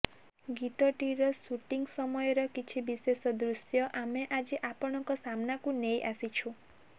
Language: Odia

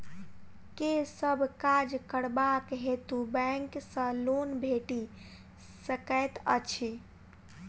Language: Maithili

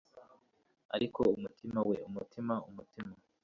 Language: Kinyarwanda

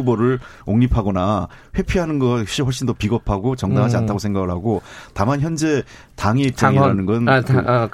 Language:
Korean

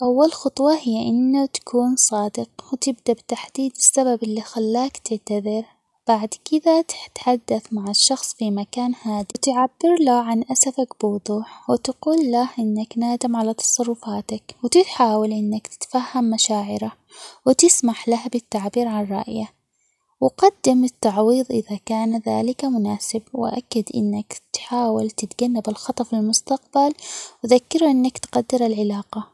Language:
Omani Arabic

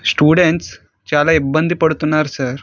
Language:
Telugu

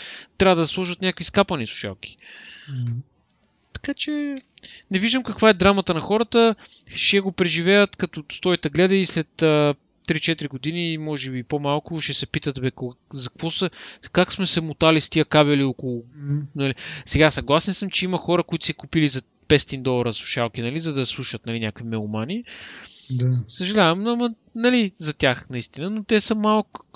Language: Bulgarian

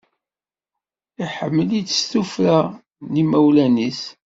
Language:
Kabyle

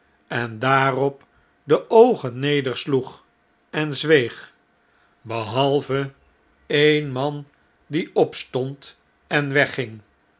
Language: Dutch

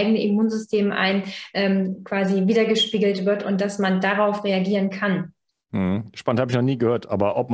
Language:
German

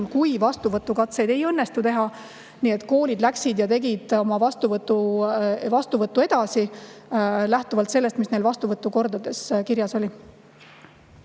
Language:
Estonian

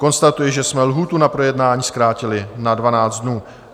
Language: Czech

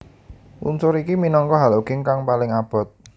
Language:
Javanese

